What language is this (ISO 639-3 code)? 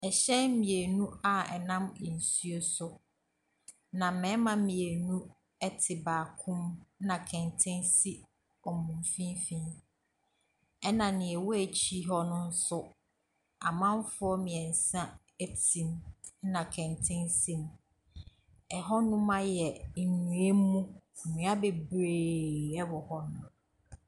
aka